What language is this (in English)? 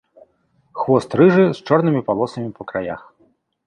Belarusian